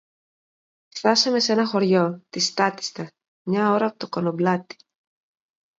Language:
Greek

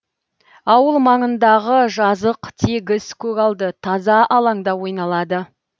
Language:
Kazakh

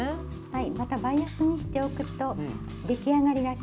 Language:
Japanese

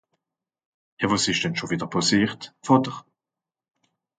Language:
Swiss German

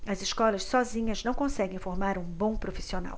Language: Portuguese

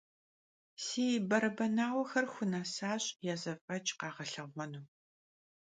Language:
Kabardian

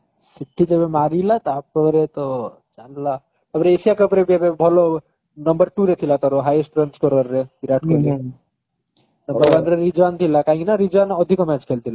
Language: Odia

